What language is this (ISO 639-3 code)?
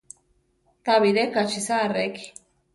tar